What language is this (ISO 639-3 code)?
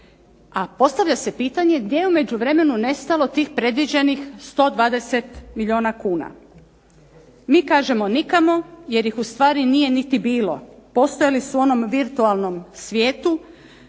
hrv